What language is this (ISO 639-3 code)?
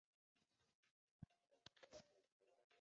zho